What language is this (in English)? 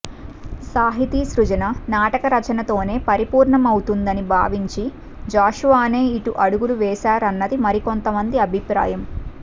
Telugu